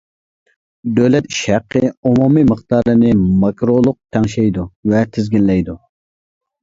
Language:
Uyghur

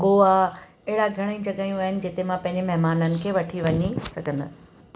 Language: Sindhi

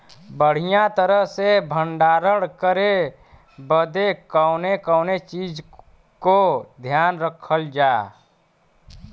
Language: Bhojpuri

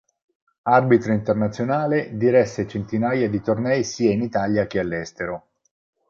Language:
Italian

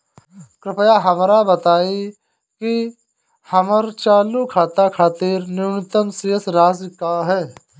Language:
Bhojpuri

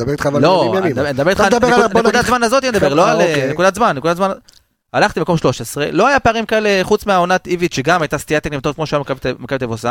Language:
Hebrew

